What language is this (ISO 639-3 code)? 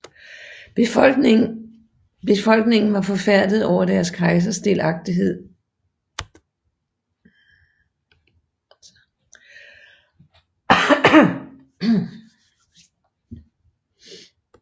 dan